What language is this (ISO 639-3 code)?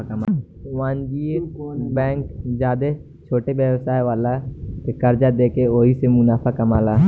bho